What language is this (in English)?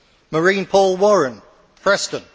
English